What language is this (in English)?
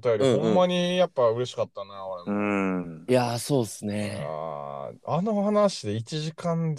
Japanese